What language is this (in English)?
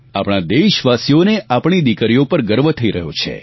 Gujarati